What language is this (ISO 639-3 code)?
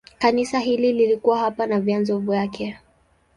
swa